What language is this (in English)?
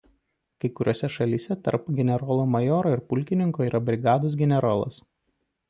Lithuanian